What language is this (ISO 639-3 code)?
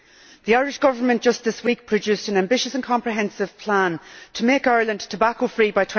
eng